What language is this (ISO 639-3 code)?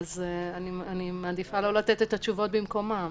heb